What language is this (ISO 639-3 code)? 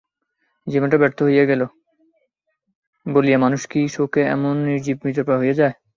ben